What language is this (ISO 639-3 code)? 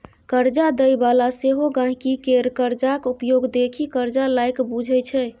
mai